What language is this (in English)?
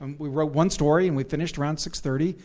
English